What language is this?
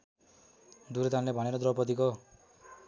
Nepali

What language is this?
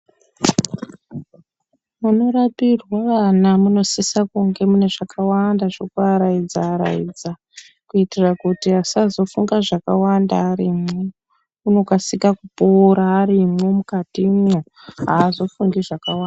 Ndau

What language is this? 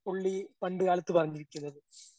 Malayalam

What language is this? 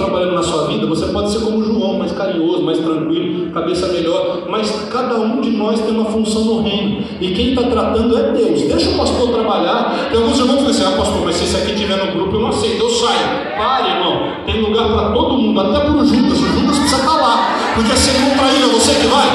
Portuguese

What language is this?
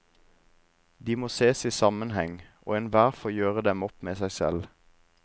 Norwegian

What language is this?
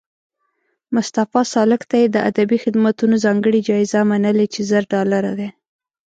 Pashto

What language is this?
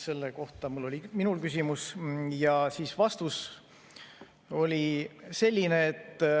Estonian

